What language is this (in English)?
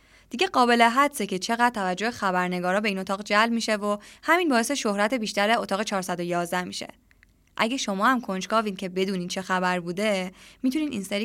Persian